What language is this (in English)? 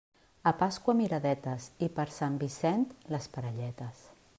Catalan